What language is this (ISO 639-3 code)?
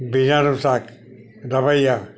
guj